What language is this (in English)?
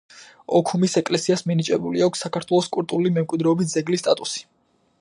Georgian